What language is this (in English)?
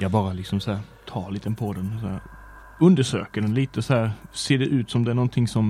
Swedish